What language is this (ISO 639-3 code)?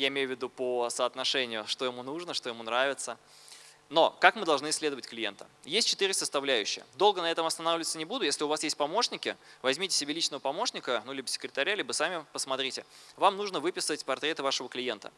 rus